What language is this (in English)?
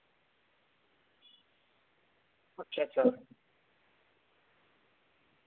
Dogri